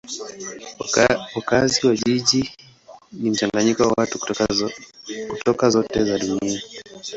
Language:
Swahili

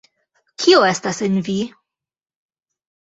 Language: Esperanto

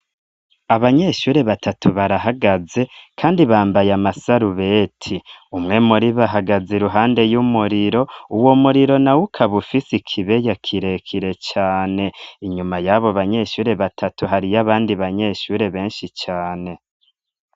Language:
Rundi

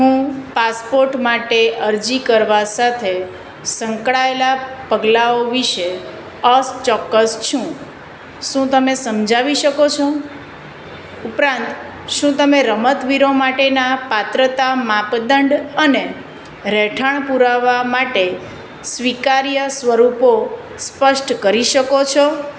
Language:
Gujarati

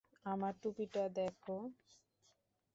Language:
Bangla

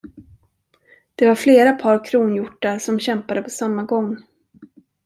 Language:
Swedish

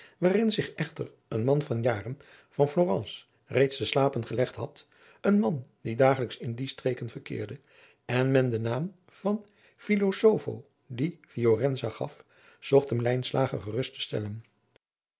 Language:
Dutch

